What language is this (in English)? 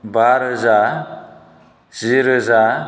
Bodo